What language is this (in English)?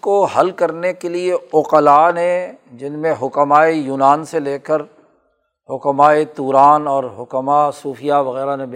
Urdu